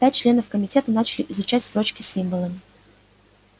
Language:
Russian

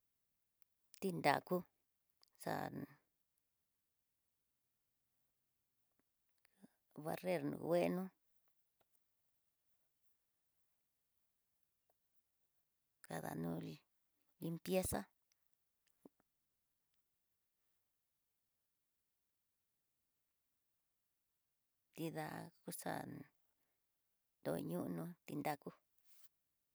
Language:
Tidaá Mixtec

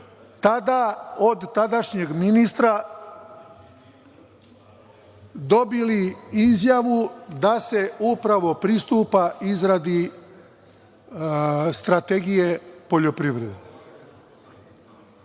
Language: Serbian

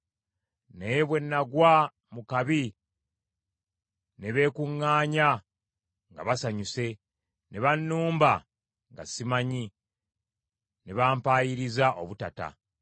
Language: Ganda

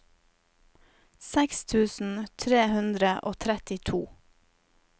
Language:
Norwegian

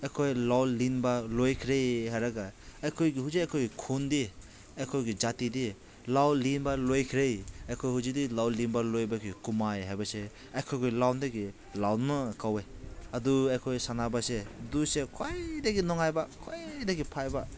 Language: Manipuri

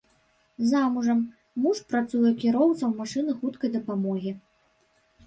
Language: Belarusian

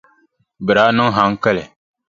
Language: Dagbani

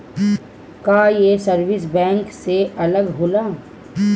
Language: Bhojpuri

